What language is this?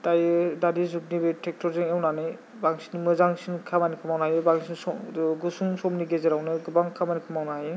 Bodo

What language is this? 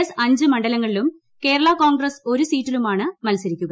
Malayalam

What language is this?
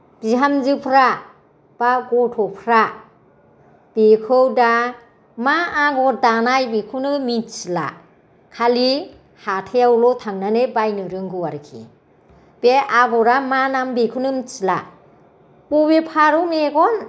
Bodo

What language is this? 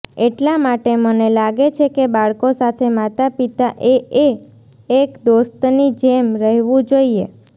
Gujarati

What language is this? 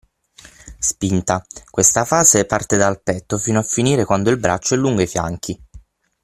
Italian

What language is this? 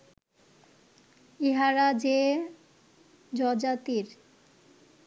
Bangla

